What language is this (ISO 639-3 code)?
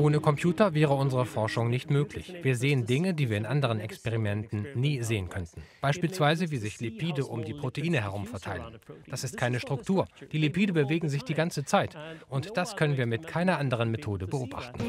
deu